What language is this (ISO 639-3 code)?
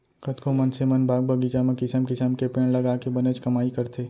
hne